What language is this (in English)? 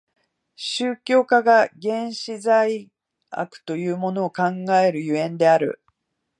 Japanese